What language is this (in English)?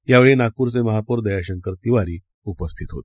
Marathi